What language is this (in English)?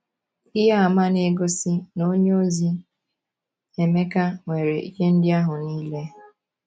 Igbo